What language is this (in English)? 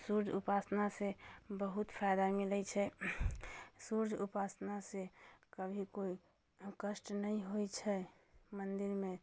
Maithili